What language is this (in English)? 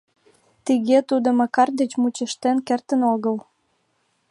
Mari